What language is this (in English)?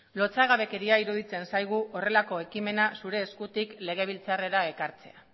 Basque